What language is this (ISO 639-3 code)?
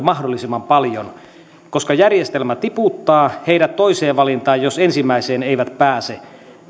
fin